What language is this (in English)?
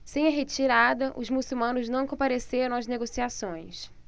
Portuguese